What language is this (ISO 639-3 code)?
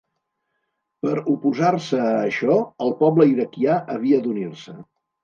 cat